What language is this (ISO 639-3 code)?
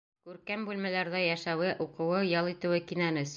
bak